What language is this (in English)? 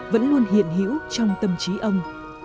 Vietnamese